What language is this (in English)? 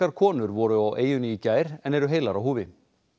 Icelandic